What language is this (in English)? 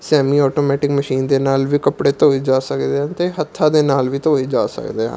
Punjabi